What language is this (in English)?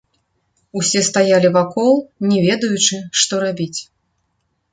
Belarusian